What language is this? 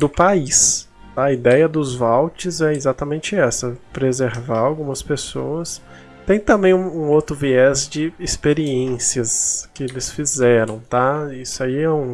Portuguese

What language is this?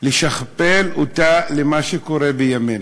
Hebrew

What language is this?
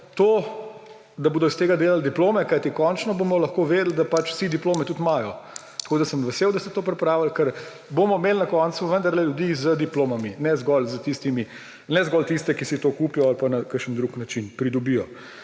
Slovenian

